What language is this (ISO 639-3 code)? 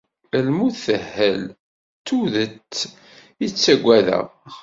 kab